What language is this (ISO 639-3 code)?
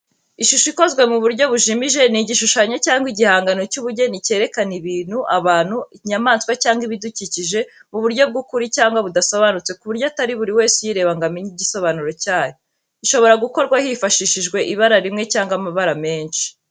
kin